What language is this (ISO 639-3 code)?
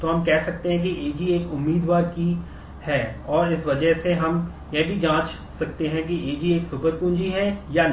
hin